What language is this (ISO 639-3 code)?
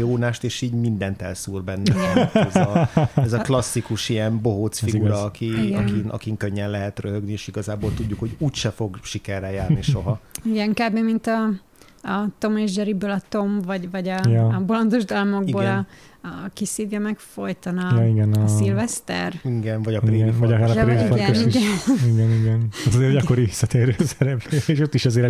hun